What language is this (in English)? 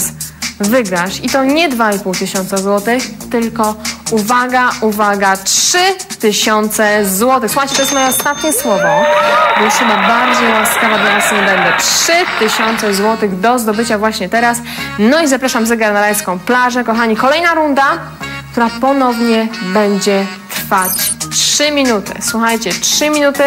Polish